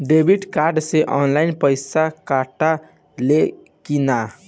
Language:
Bhojpuri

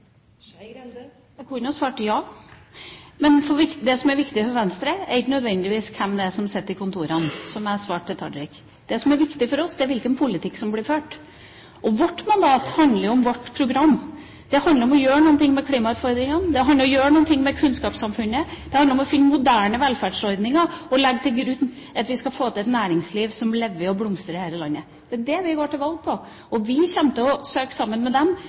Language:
Norwegian Bokmål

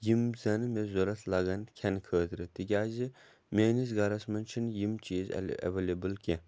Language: Kashmiri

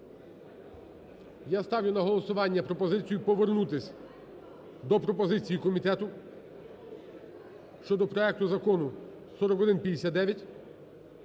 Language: Ukrainian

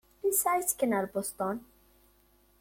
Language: Kabyle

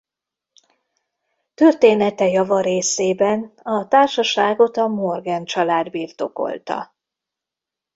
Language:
Hungarian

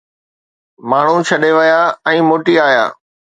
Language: Sindhi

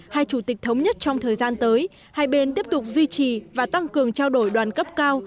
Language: Vietnamese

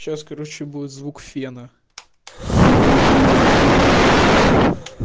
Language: Russian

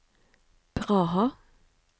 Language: Norwegian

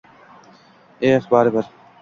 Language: Uzbek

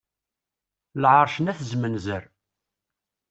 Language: Kabyle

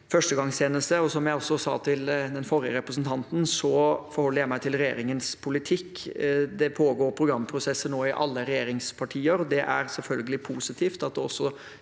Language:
Norwegian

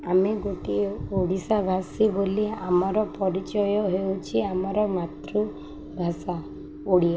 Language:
Odia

